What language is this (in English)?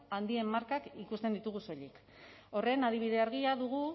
Basque